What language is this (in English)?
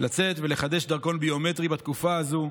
Hebrew